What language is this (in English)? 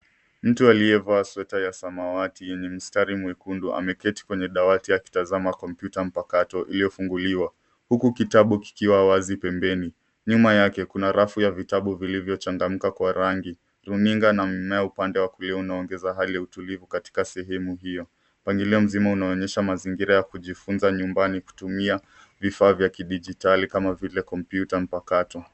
Swahili